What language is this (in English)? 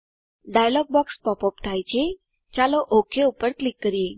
Gujarati